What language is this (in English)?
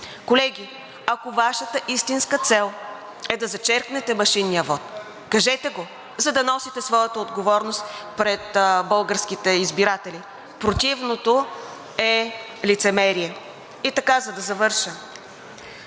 Bulgarian